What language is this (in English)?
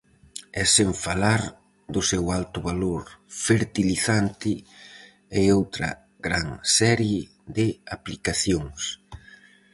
Galician